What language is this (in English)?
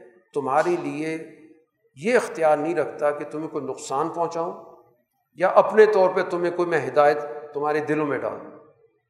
Urdu